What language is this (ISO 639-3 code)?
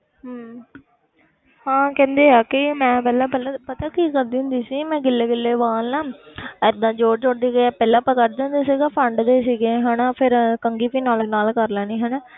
pan